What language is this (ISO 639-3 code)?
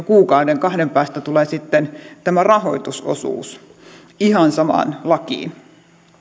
fin